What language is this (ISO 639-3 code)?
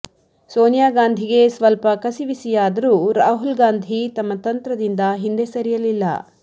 kan